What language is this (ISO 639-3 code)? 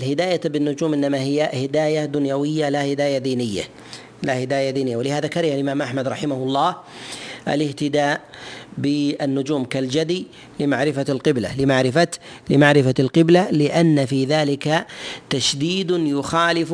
ara